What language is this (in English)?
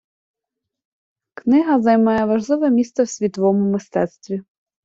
Ukrainian